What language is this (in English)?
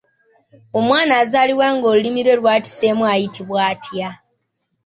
Ganda